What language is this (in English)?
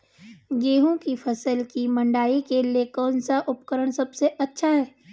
Hindi